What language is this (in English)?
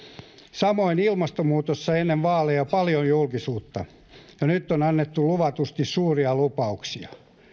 Finnish